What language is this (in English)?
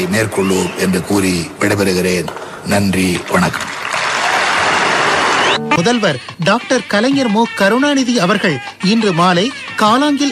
Tamil